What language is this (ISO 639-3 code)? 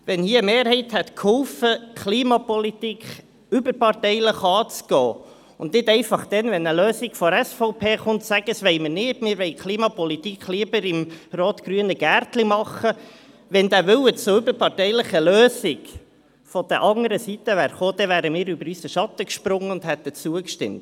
gsw